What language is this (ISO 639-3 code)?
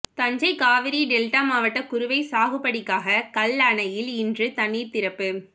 tam